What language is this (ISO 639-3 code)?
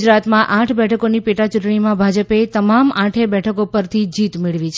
guj